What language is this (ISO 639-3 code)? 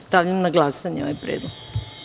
srp